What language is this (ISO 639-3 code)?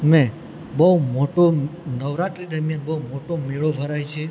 guj